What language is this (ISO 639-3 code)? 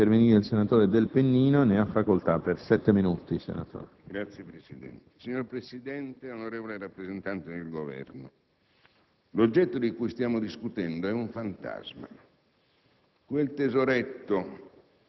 ita